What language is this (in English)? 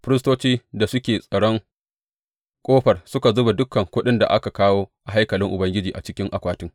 Hausa